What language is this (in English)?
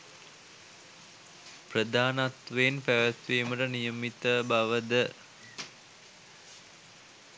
Sinhala